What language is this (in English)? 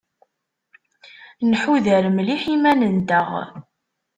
Kabyle